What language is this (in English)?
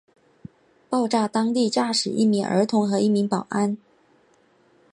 Chinese